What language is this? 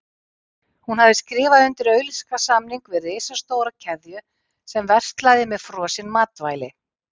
Icelandic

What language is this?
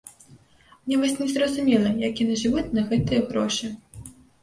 Belarusian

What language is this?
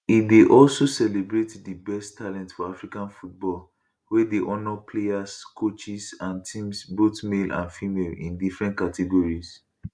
Nigerian Pidgin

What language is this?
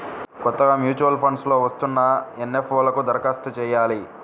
Telugu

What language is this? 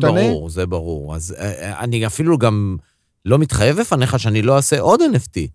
Hebrew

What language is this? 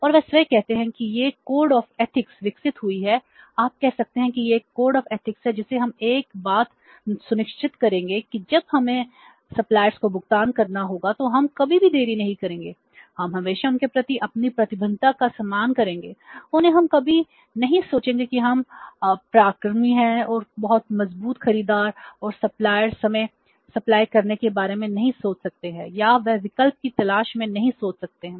Hindi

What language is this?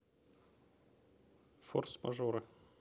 Russian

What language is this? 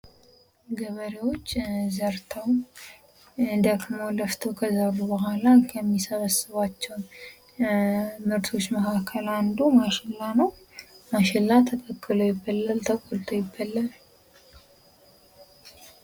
Amharic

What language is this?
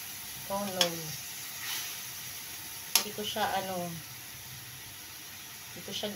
Filipino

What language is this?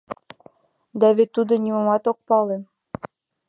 Mari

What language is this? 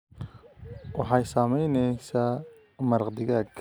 Somali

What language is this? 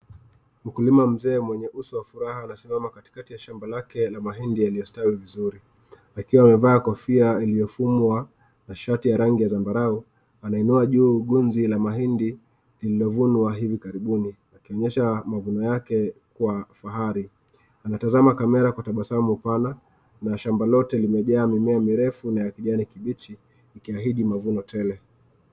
Swahili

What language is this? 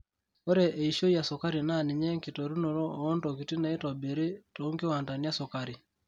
Masai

